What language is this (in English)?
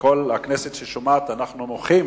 Hebrew